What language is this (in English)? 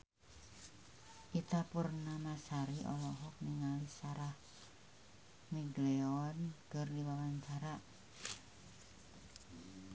Sundanese